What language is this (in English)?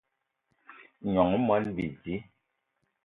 Eton (Cameroon)